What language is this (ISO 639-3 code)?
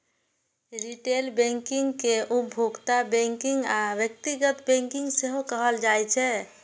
mai